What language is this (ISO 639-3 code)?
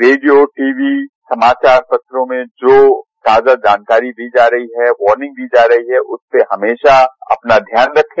hin